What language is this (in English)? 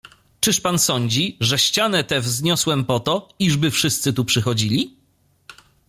Polish